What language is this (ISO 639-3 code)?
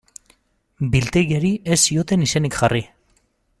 eus